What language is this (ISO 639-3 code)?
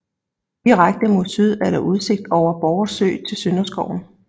dan